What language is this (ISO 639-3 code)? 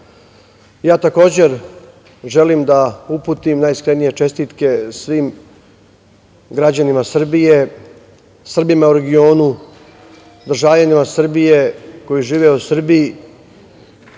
srp